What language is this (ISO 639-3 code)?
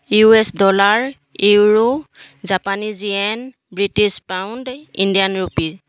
asm